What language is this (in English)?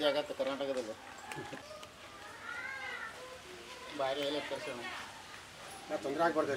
Arabic